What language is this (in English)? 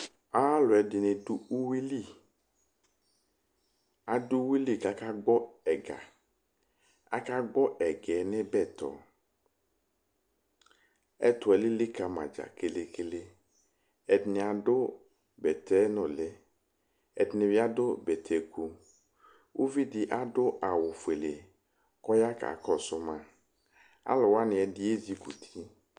Ikposo